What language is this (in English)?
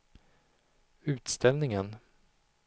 Swedish